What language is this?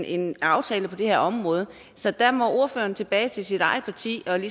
Danish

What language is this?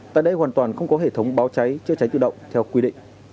Vietnamese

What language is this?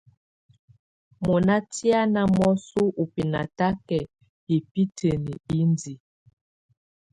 Tunen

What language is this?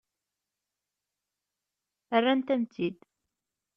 Kabyle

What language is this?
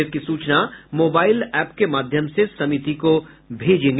Hindi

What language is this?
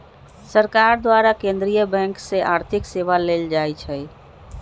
Magahi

